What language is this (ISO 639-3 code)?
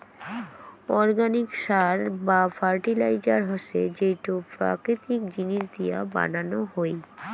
ben